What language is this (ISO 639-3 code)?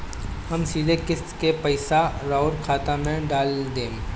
bho